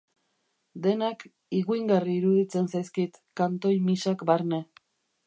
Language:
Basque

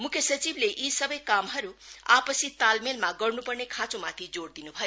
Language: Nepali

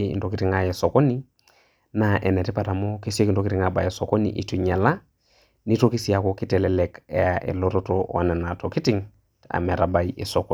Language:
Masai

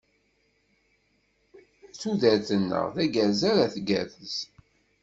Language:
Kabyle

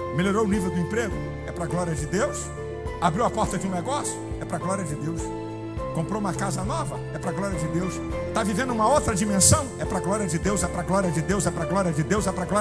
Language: Portuguese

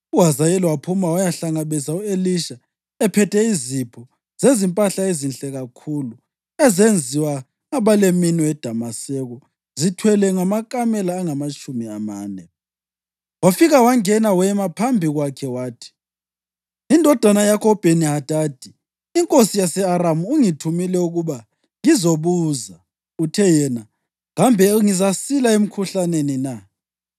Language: North Ndebele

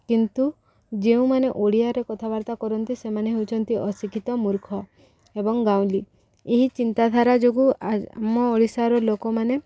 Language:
Odia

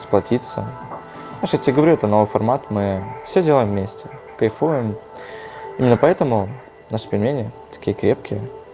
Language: Russian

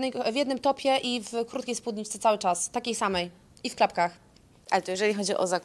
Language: Polish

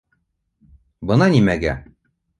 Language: Bashkir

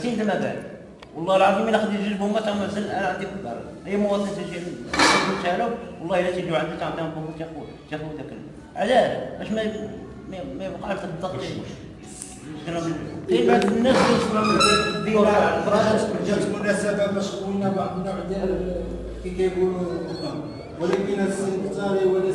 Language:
Arabic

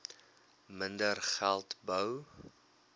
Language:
Afrikaans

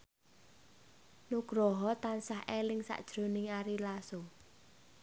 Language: Javanese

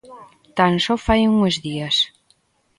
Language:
Galician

